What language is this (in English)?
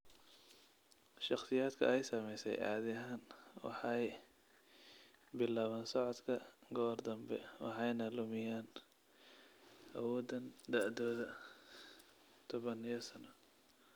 Somali